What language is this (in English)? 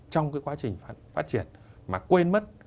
Vietnamese